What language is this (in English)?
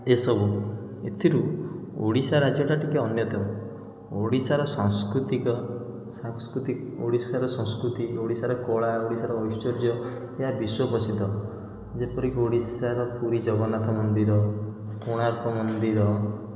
Odia